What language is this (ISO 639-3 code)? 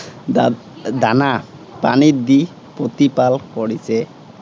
asm